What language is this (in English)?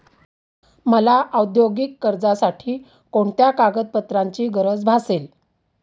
Marathi